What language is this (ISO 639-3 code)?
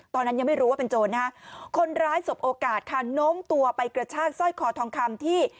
tha